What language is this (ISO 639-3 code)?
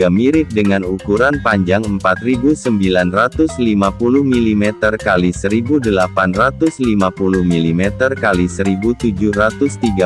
ind